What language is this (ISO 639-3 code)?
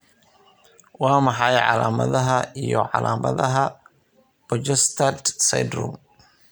som